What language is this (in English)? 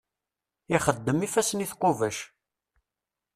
Kabyle